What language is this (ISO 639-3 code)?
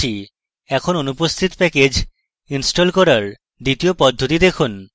ben